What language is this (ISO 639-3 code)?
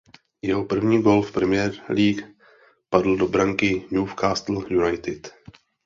ces